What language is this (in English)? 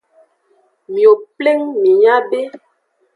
Aja (Benin)